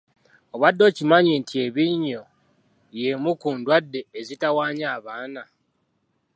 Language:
Ganda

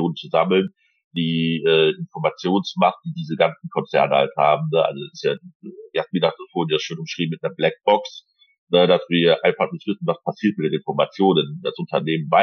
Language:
German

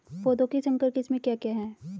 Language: Hindi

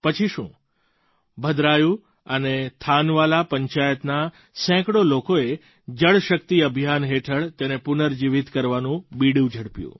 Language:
Gujarati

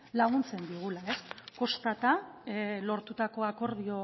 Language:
Basque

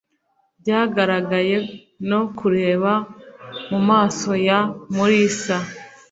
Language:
Kinyarwanda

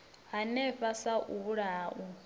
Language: Venda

